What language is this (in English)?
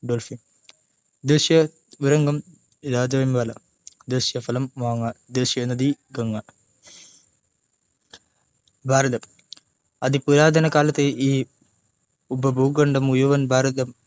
Malayalam